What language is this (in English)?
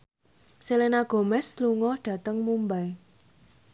Javanese